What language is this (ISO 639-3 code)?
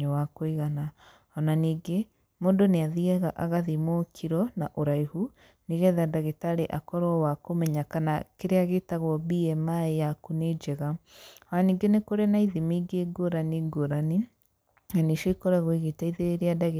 kik